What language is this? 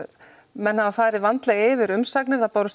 Icelandic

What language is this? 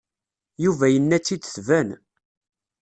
Kabyle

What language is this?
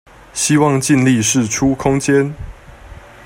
Chinese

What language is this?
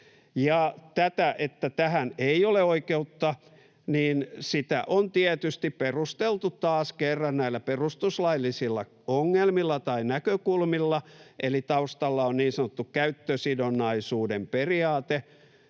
Finnish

